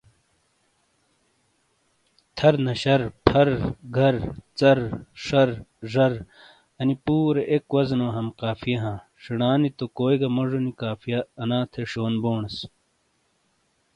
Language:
Shina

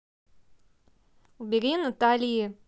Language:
Russian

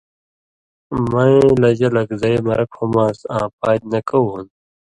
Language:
Indus Kohistani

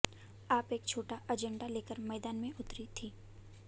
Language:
Hindi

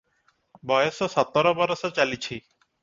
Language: Odia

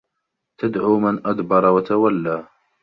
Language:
Arabic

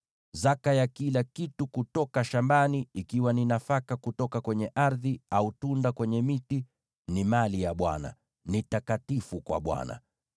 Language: Swahili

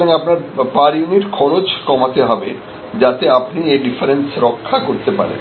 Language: Bangla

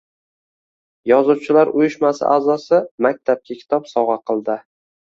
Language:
Uzbek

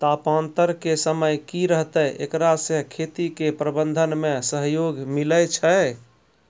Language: Maithili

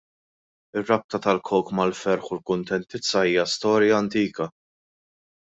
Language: Maltese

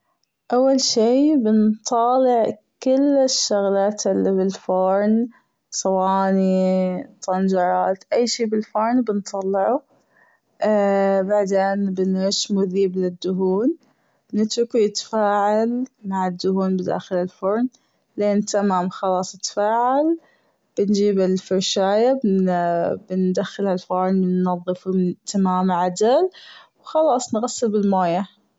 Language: Gulf Arabic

